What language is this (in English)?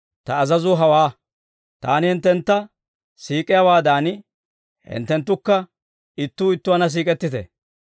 Dawro